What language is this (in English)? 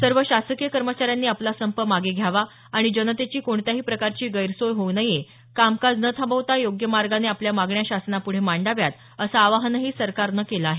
Marathi